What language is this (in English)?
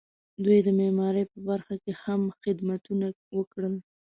Pashto